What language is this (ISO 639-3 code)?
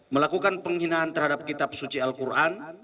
ind